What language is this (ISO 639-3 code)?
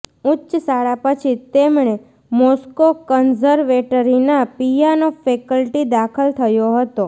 guj